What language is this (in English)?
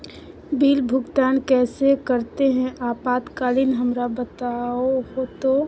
Magahi